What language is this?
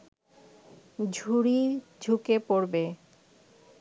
Bangla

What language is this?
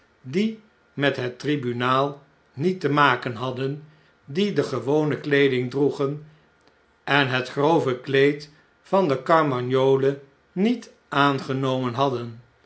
Dutch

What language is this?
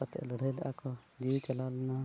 Santali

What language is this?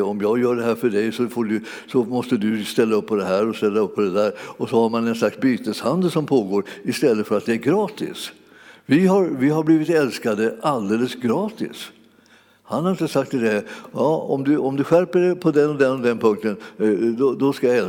Swedish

